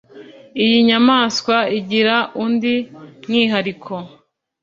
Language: Kinyarwanda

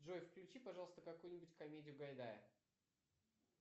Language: Russian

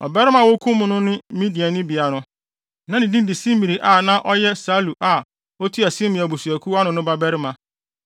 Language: Akan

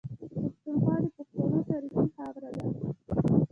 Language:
Pashto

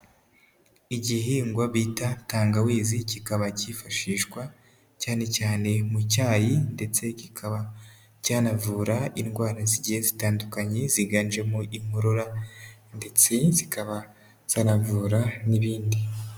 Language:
Kinyarwanda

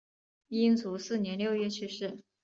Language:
Chinese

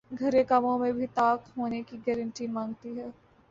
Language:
Urdu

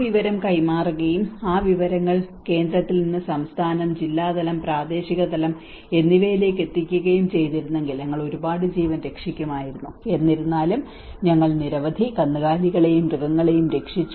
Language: Malayalam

